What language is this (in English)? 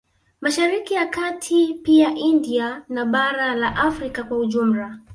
Swahili